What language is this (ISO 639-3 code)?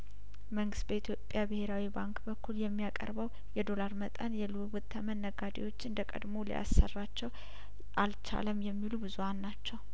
amh